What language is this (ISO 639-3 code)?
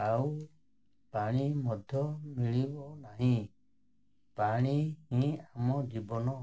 ori